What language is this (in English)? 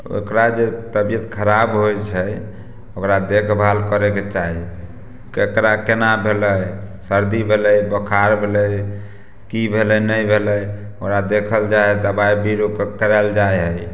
Maithili